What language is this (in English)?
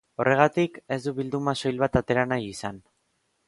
Basque